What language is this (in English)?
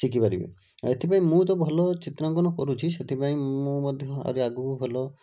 Odia